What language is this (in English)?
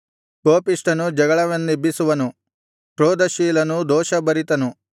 Kannada